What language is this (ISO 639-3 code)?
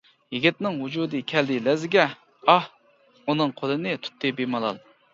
uig